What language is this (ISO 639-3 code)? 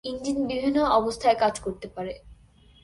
ben